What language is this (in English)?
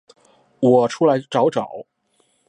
Chinese